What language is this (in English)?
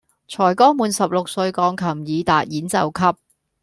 Cantonese